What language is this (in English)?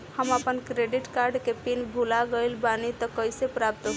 Bhojpuri